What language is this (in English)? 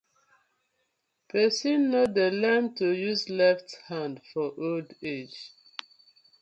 Nigerian Pidgin